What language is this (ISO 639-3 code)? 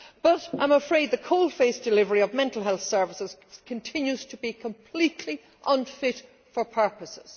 eng